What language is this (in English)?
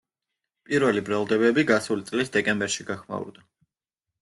Georgian